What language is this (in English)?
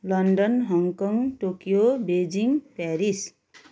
Nepali